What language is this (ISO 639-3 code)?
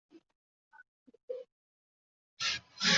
zho